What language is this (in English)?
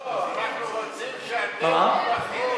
Hebrew